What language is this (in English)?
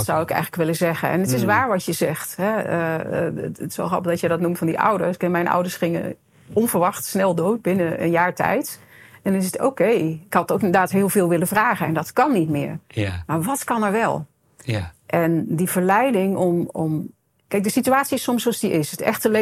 Dutch